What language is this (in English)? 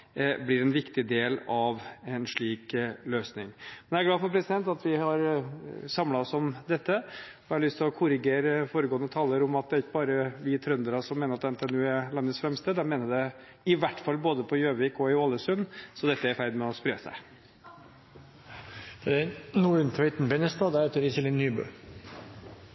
Norwegian Bokmål